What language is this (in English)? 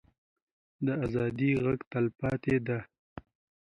Pashto